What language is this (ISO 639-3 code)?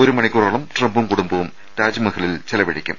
mal